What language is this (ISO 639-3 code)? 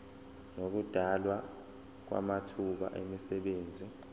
zul